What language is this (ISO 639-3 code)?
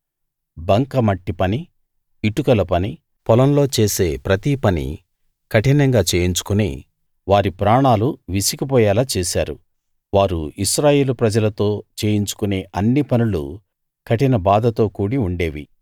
tel